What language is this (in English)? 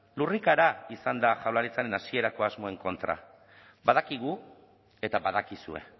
Basque